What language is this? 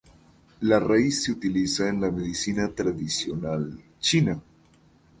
Spanish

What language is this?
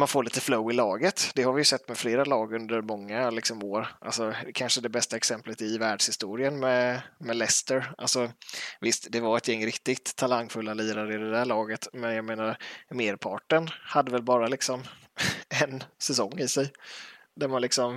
Swedish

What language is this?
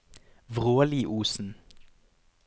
Norwegian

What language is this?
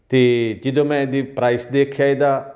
Punjabi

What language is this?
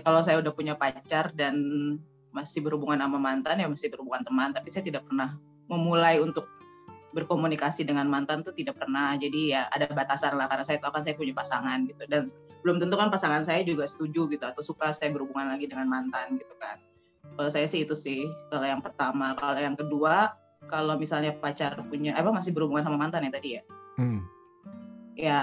Indonesian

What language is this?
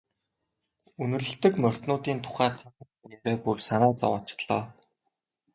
Mongolian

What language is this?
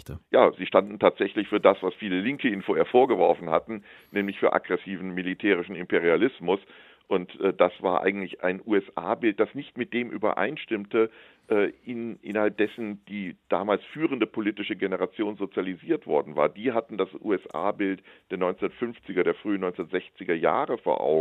German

